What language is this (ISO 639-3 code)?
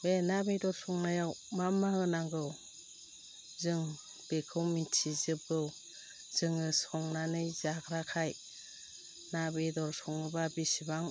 brx